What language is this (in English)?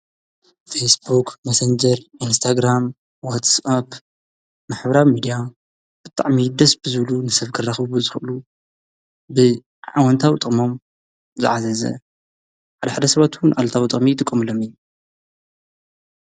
Tigrinya